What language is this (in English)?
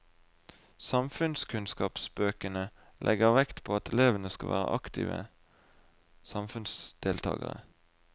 Norwegian